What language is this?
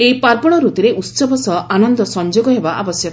Odia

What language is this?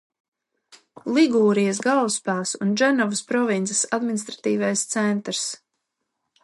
Latvian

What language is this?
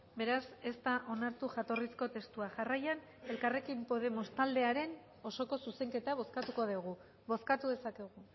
Basque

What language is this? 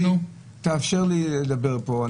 Hebrew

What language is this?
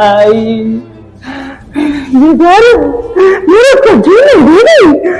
Hindi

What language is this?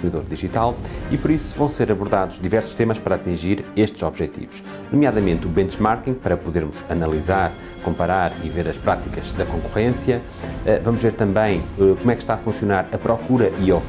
Portuguese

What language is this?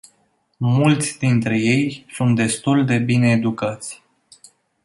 Romanian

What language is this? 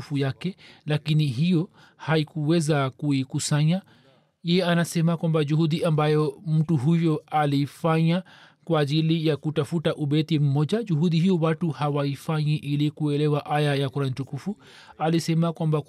Swahili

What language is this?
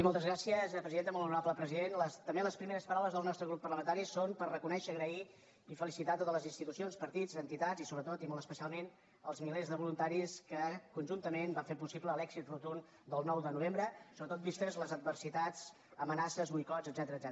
Catalan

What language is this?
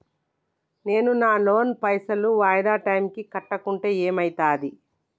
Telugu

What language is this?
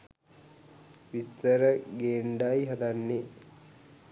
Sinhala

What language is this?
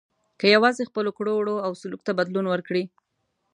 Pashto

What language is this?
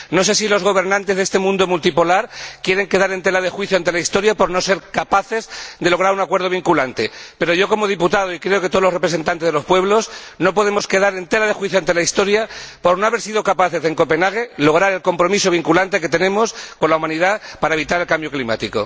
Spanish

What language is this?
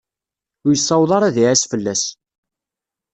Kabyle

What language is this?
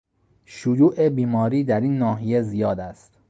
Persian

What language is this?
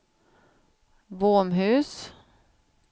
Swedish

